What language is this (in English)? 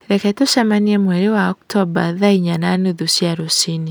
Kikuyu